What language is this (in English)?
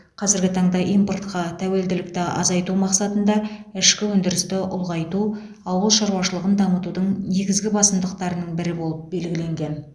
Kazakh